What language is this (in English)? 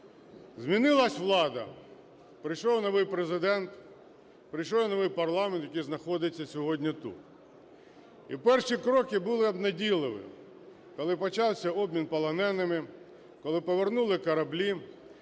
Ukrainian